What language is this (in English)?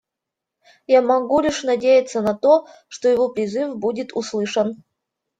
Russian